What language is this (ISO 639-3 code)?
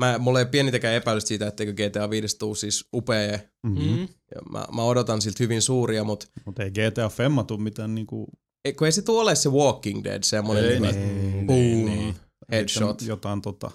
fin